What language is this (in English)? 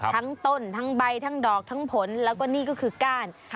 Thai